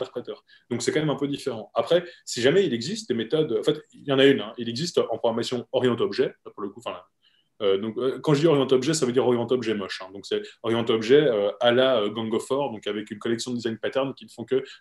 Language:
French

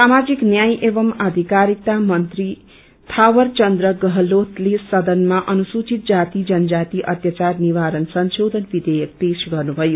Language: Nepali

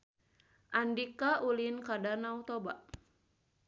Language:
Sundanese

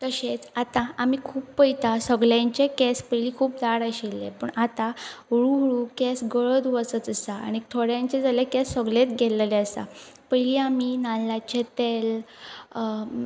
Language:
Konkani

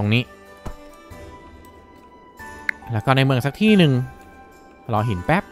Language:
Thai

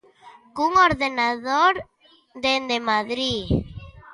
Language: Galician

